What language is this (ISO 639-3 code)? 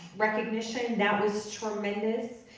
eng